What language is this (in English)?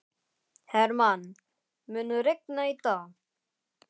Icelandic